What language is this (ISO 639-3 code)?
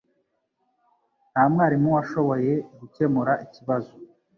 kin